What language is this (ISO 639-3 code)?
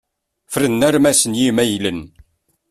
kab